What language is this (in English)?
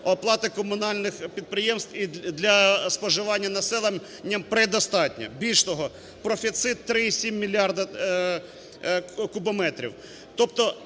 Ukrainian